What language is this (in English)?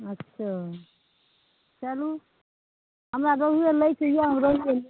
Maithili